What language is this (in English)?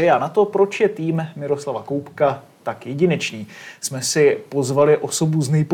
Czech